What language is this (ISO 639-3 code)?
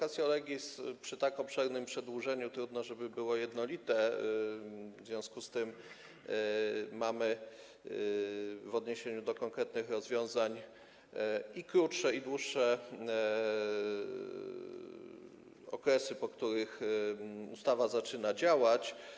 pol